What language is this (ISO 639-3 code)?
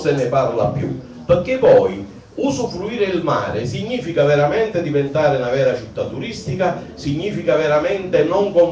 ita